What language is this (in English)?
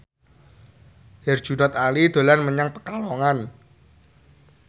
Javanese